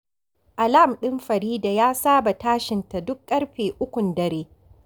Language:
Hausa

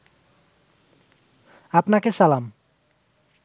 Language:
Bangla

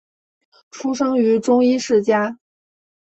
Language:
Chinese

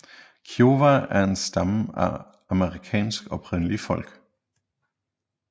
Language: Danish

